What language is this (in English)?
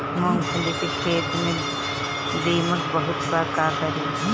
Bhojpuri